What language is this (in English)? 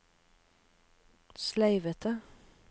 Norwegian